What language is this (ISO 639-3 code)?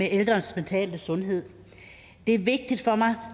dan